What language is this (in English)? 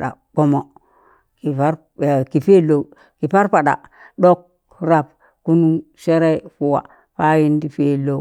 Tangale